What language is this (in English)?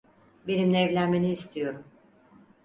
Turkish